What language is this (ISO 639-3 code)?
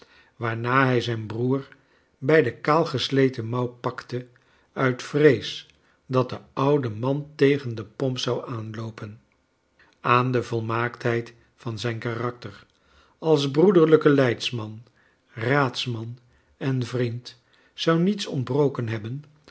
nld